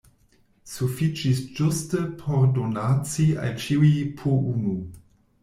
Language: Esperanto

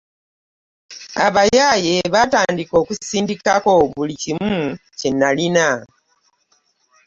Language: Ganda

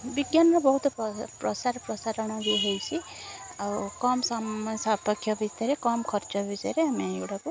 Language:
Odia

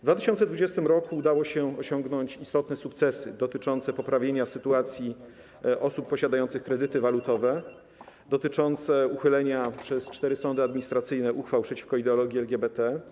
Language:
Polish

